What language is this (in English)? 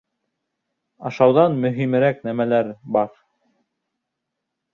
Bashkir